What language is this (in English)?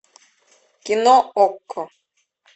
Russian